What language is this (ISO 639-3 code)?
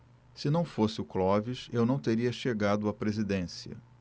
por